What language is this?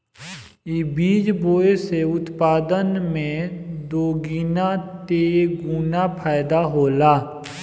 Bhojpuri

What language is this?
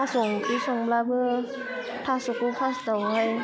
Bodo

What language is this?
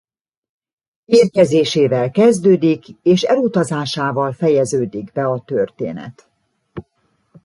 Hungarian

